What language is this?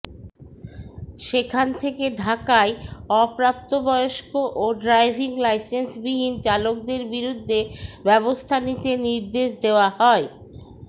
Bangla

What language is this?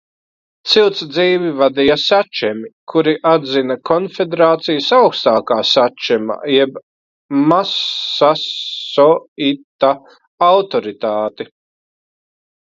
Latvian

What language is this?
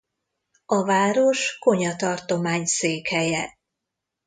Hungarian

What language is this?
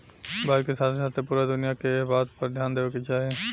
Bhojpuri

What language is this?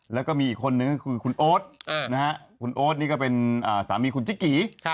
Thai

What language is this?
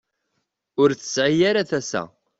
Kabyle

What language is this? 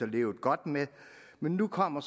Danish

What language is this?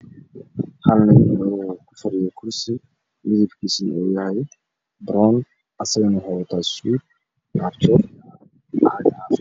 Somali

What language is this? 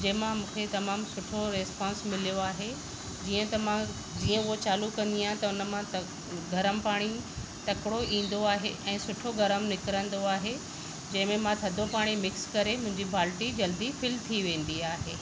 Sindhi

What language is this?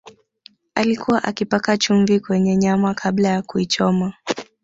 Swahili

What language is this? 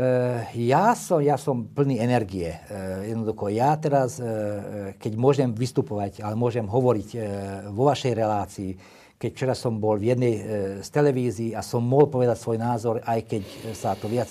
Slovak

